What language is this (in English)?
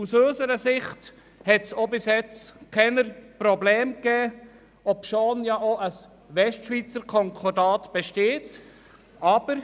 Swiss German